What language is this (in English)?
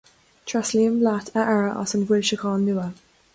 Irish